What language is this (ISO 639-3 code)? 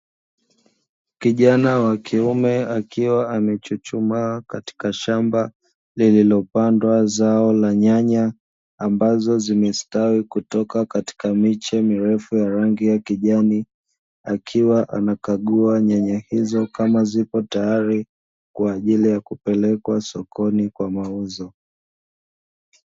swa